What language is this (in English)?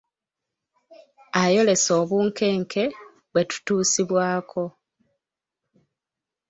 Ganda